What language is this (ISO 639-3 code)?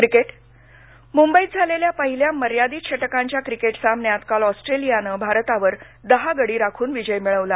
mar